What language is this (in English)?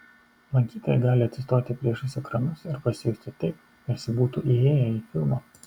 Lithuanian